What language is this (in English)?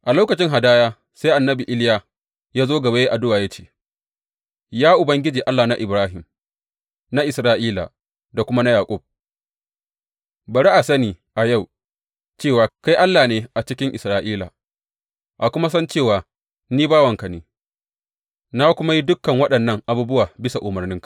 Hausa